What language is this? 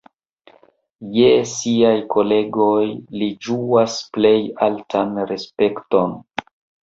Esperanto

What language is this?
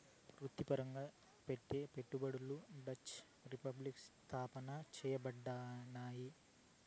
Telugu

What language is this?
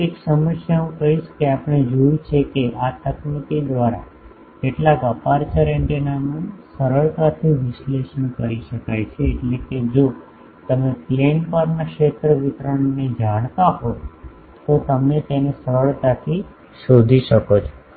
Gujarati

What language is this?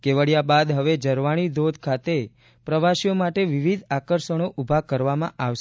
Gujarati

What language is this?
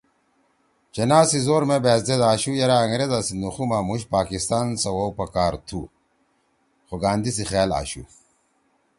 Torwali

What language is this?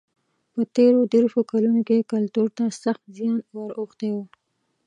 Pashto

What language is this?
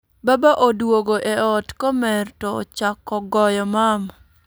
Luo (Kenya and Tanzania)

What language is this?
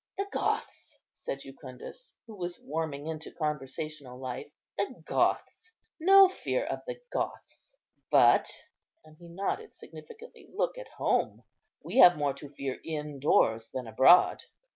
English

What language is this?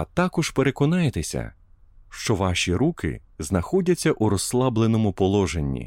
Ukrainian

